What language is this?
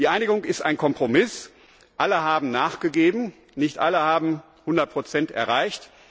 German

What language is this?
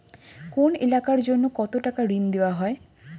Bangla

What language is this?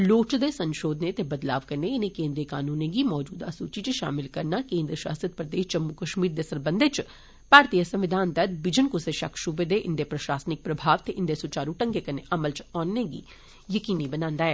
Dogri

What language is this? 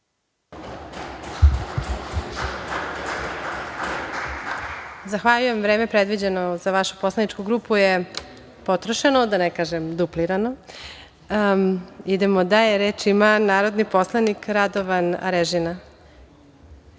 Serbian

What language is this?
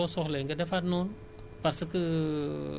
Wolof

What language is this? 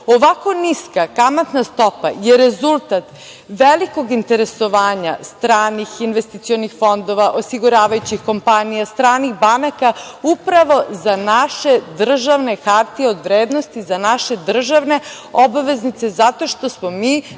Serbian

